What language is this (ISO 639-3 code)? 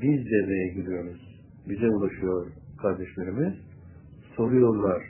tur